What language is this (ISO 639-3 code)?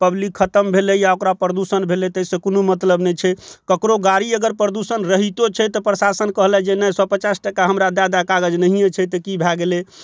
mai